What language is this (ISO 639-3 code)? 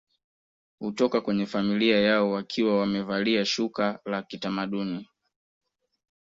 swa